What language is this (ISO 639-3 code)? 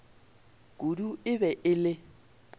nso